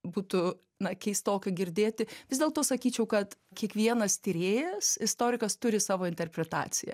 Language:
Lithuanian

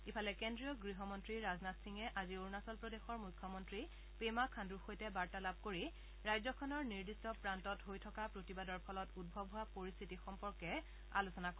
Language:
Assamese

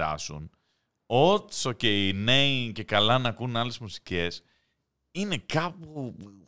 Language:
Greek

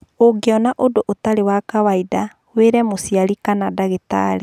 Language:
Kikuyu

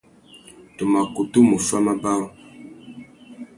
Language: Tuki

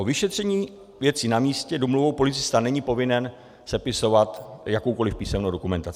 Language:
Czech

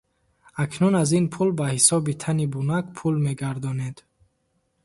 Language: Tajik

